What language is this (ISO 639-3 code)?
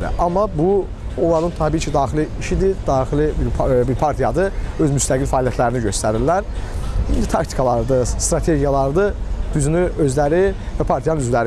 aze